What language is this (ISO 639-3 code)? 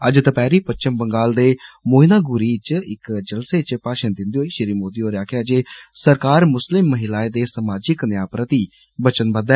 doi